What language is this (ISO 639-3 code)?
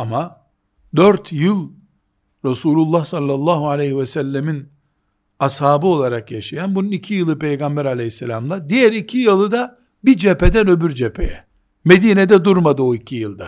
tur